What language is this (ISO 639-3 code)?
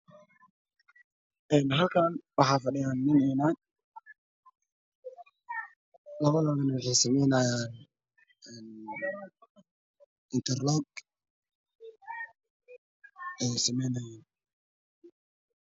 som